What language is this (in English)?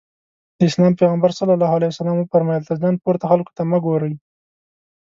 Pashto